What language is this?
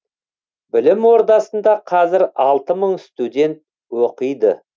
Kazakh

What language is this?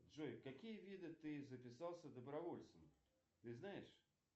Russian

